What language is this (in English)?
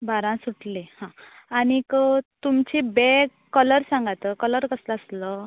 Konkani